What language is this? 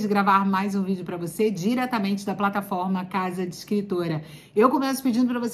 Portuguese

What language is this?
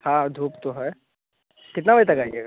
Hindi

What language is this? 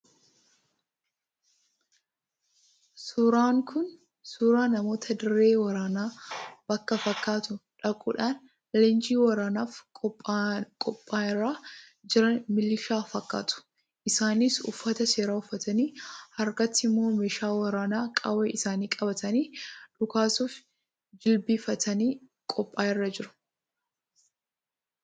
Oromo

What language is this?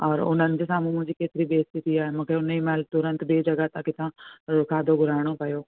Sindhi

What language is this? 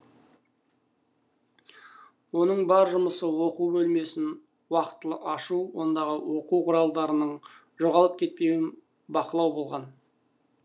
Kazakh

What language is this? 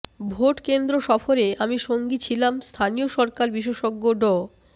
Bangla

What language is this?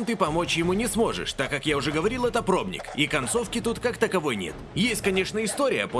Russian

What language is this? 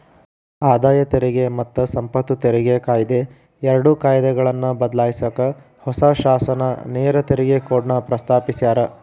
Kannada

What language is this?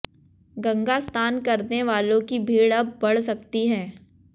Hindi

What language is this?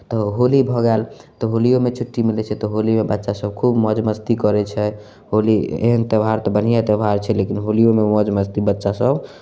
Maithili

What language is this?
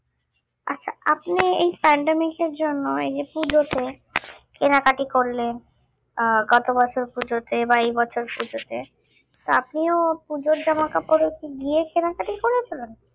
Bangla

